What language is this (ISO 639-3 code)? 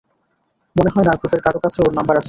ben